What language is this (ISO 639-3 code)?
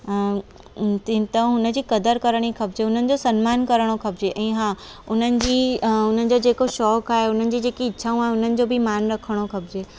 snd